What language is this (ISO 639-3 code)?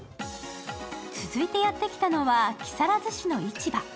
jpn